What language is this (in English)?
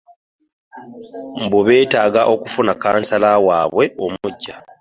Ganda